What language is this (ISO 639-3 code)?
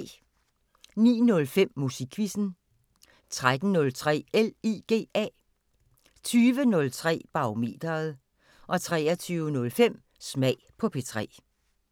dan